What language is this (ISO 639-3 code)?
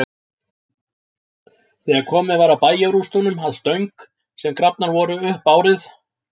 isl